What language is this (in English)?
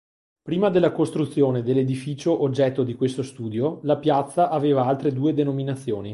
Italian